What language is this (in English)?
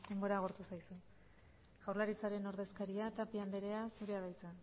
Basque